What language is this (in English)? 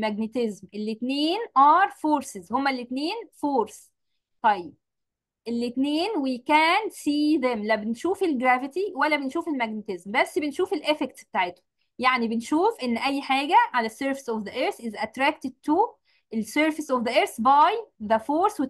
Arabic